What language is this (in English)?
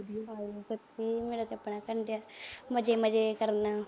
Punjabi